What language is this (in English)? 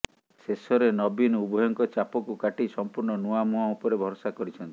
Odia